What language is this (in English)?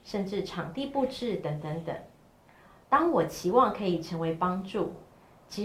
Chinese